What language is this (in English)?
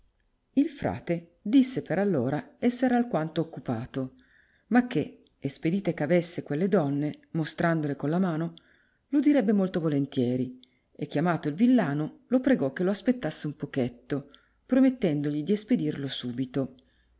Italian